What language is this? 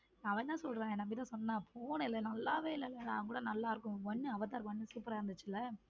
Tamil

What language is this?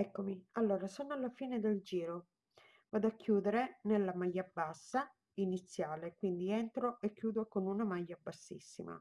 Italian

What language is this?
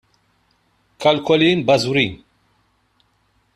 Maltese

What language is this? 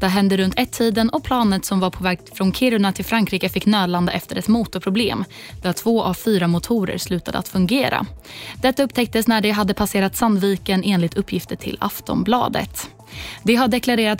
Swedish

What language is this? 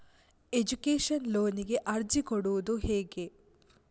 Kannada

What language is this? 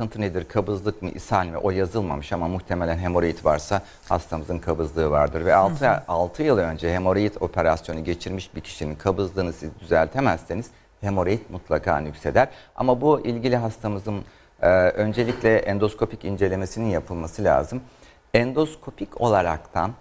Turkish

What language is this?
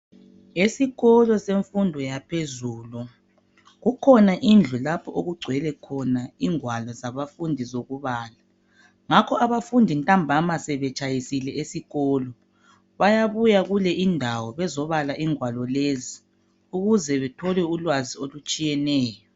North Ndebele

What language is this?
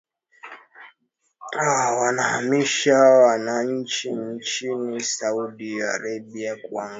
Swahili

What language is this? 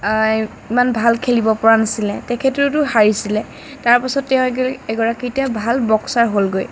Assamese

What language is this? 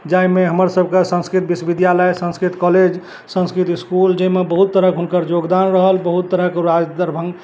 Maithili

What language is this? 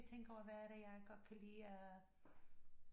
Danish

